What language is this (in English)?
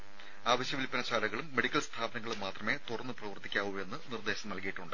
Malayalam